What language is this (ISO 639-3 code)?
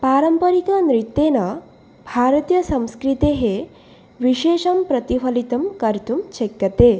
san